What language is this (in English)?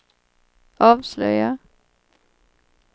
Swedish